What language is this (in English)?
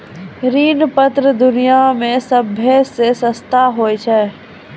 Maithili